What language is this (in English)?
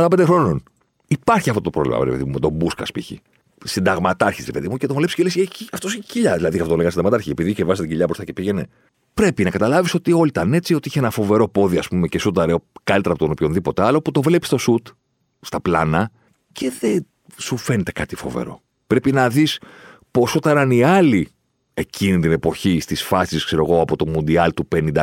Greek